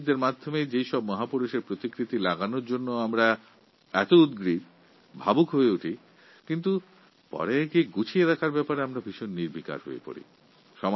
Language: Bangla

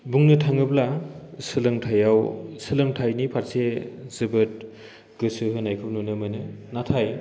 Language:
Bodo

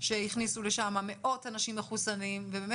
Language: Hebrew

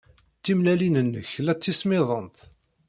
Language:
Kabyle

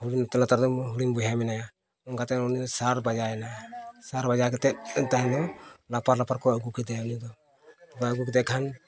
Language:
Santali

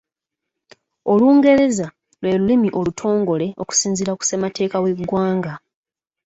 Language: Ganda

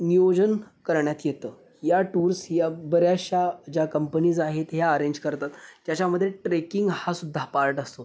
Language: Marathi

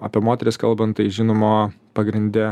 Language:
Lithuanian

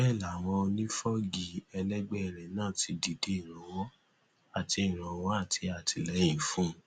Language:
Yoruba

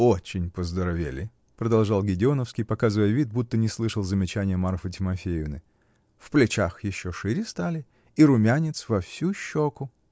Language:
Russian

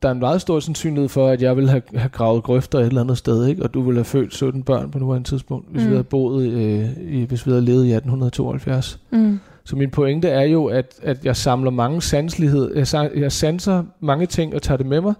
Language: Danish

